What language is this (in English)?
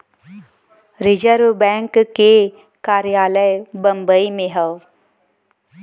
Bhojpuri